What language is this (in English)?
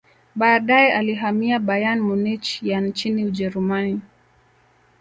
Swahili